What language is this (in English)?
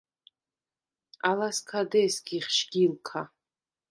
Svan